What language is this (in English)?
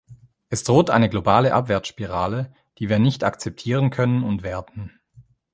German